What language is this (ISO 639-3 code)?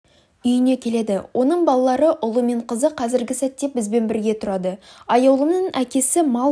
kaz